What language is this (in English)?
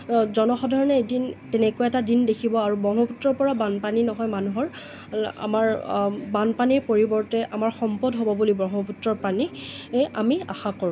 Assamese